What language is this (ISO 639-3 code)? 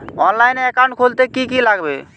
ben